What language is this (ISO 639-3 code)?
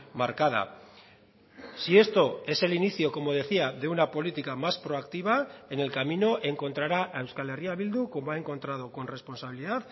spa